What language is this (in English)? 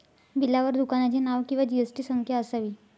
Marathi